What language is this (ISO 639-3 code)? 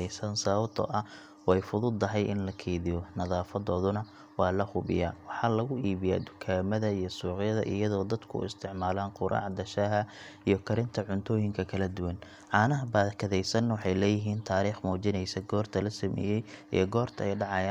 som